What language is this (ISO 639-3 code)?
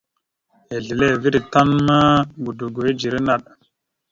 mxu